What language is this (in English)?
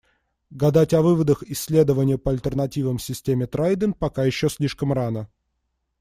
Russian